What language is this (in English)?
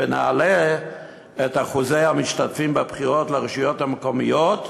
Hebrew